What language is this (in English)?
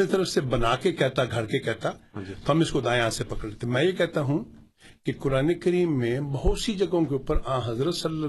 Urdu